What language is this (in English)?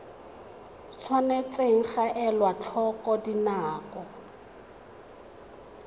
Tswana